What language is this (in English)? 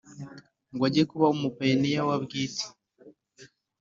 Kinyarwanda